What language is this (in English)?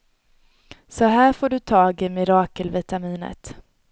Swedish